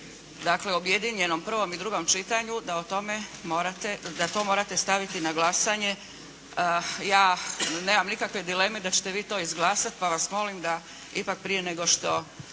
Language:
Croatian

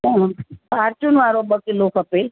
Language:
Sindhi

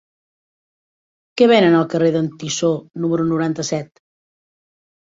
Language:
Catalan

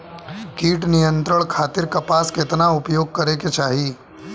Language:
Bhojpuri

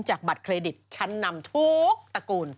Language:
Thai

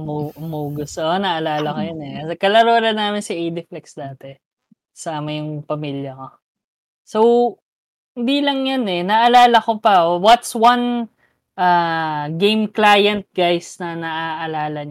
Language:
Filipino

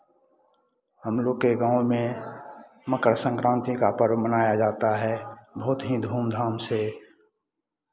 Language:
Hindi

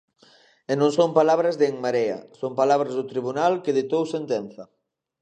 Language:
Galician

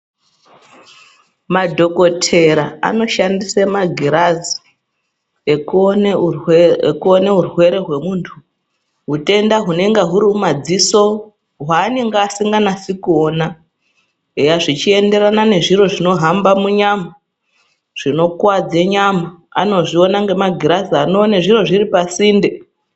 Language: Ndau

